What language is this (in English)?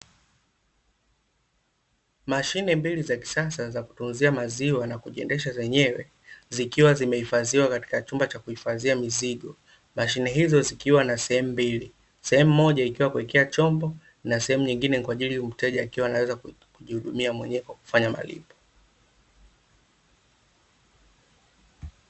Swahili